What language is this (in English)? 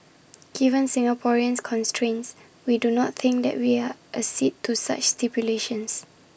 English